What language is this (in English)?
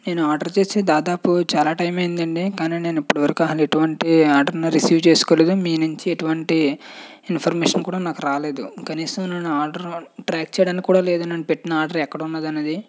Telugu